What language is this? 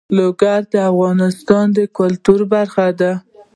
Pashto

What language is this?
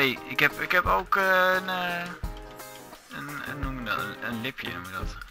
Dutch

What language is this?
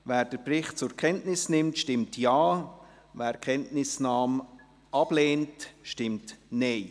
Swiss German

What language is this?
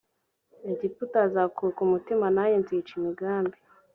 Kinyarwanda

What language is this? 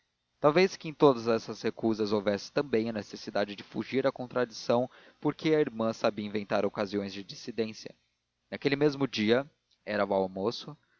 Portuguese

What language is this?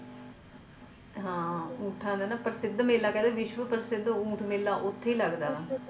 Punjabi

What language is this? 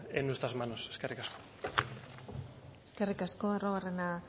Basque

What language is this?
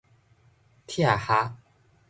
Min Nan Chinese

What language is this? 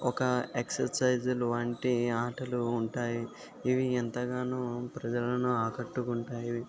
Telugu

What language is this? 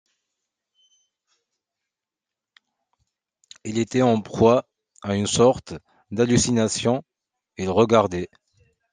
French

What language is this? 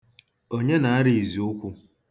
Igbo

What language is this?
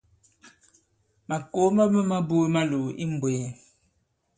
Bankon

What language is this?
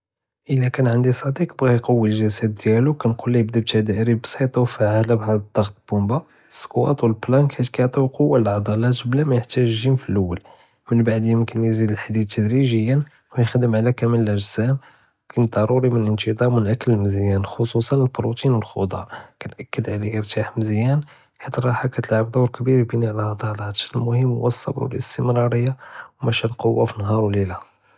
Judeo-Arabic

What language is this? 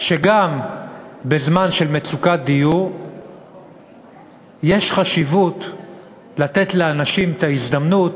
Hebrew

